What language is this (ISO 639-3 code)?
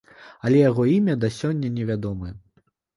bel